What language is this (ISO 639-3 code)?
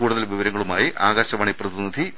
mal